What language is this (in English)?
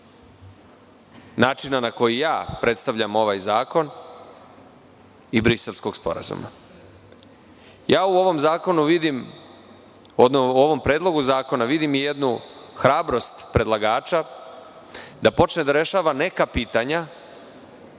Serbian